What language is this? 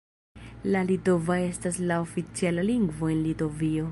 Esperanto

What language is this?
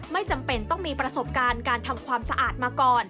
Thai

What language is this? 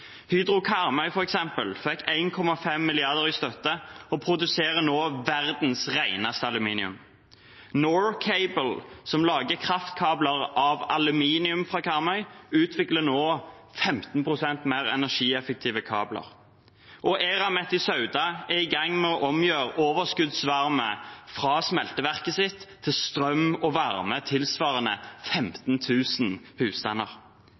Norwegian Bokmål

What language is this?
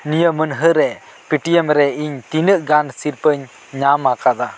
Santali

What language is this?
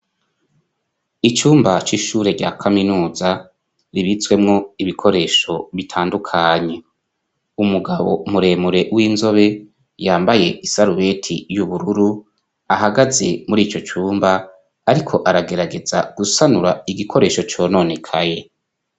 Rundi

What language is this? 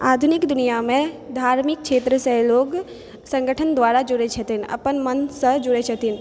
Maithili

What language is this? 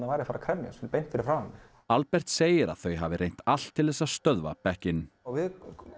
Icelandic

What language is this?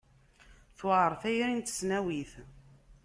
Kabyle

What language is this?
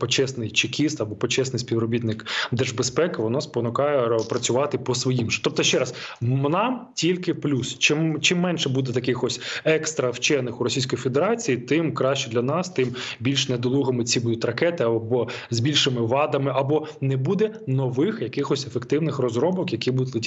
Ukrainian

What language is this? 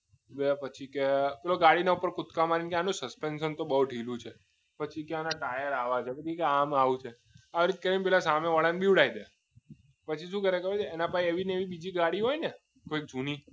Gujarati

